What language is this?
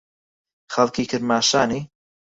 Central Kurdish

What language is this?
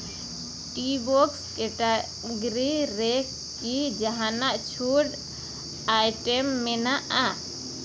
Santali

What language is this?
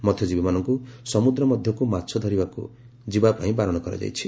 Odia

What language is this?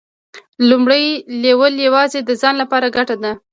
Pashto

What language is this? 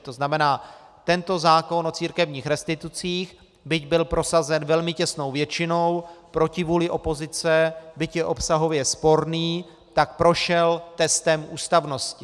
Czech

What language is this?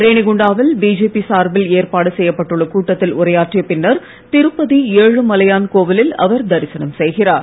Tamil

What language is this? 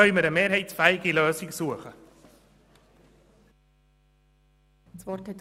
Swiss German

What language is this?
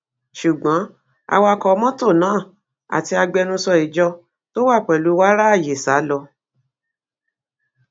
Yoruba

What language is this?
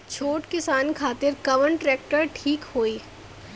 Bhojpuri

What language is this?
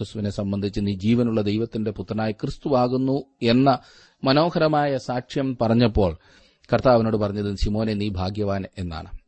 Malayalam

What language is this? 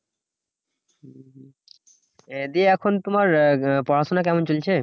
Bangla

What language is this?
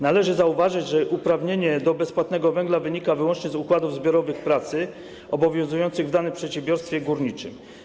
Polish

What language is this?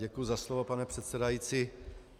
Czech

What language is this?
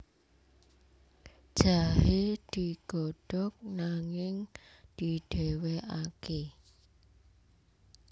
Javanese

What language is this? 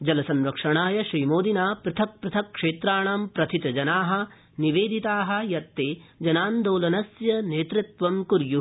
Sanskrit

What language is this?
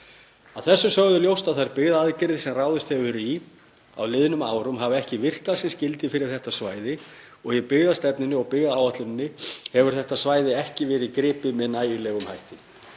Icelandic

